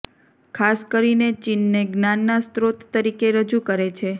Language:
Gujarati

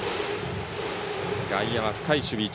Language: Japanese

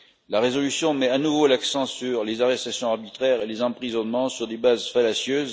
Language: French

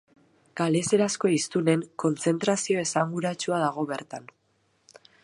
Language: Basque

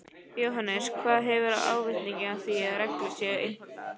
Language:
Icelandic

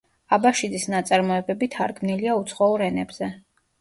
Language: Georgian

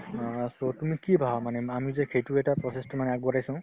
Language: Assamese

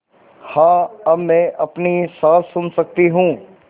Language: Hindi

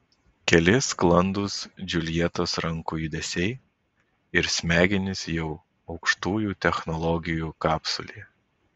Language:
Lithuanian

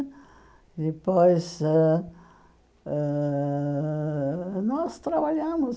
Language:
Portuguese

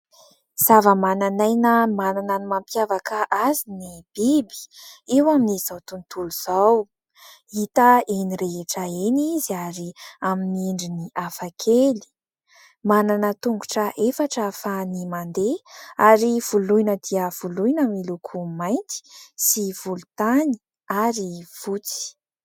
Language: Malagasy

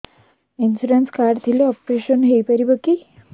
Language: Odia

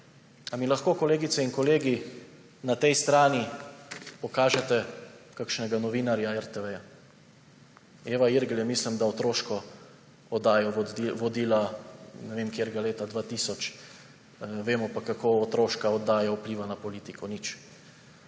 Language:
Slovenian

